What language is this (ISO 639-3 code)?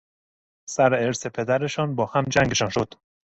fas